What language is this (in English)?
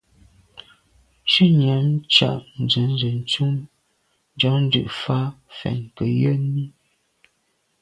Medumba